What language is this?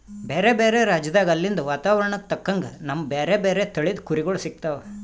Kannada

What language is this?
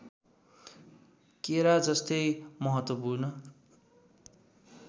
Nepali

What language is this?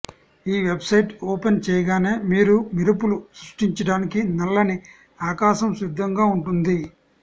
Telugu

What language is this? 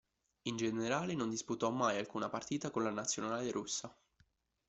Italian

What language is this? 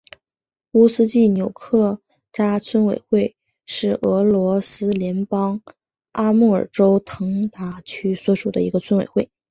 Chinese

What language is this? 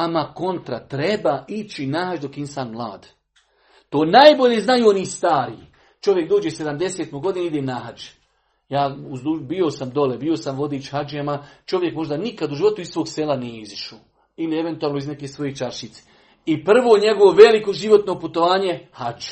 Croatian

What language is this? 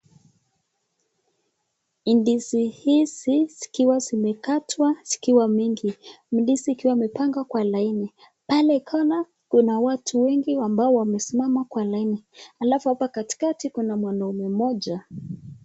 Swahili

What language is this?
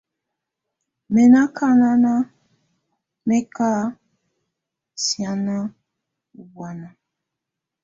Tunen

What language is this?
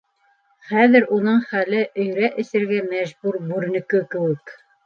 Bashkir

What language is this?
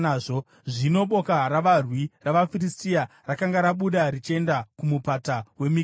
Shona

